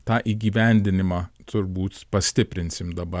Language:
Lithuanian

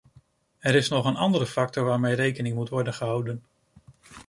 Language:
Dutch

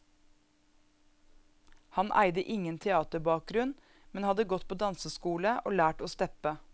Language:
Norwegian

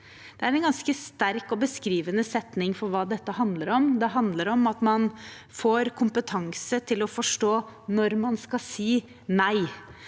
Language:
Norwegian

